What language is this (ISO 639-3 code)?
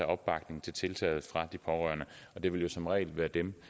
dan